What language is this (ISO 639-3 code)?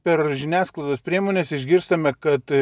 lit